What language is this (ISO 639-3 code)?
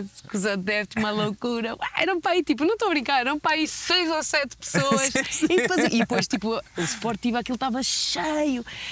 por